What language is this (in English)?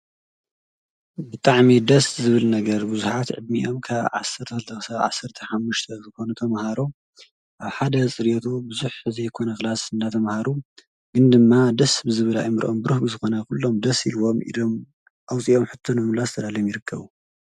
Tigrinya